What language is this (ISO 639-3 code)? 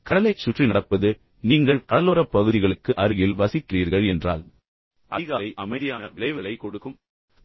tam